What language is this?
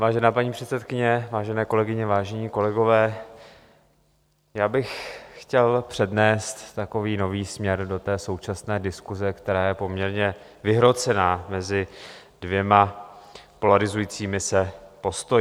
Czech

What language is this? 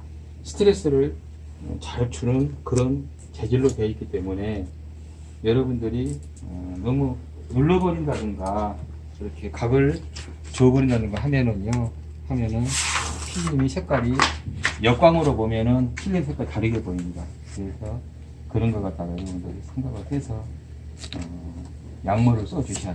Korean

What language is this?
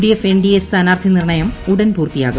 Malayalam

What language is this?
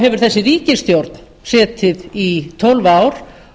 Icelandic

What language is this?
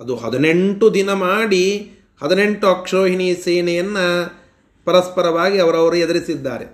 Kannada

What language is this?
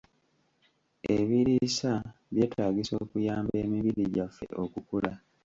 Ganda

